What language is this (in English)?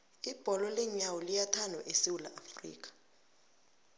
South Ndebele